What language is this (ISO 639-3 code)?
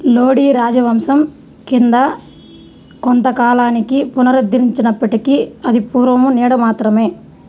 tel